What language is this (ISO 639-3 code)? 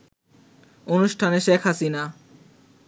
ben